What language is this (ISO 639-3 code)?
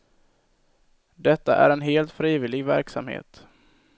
swe